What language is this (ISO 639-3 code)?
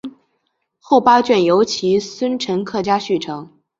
zho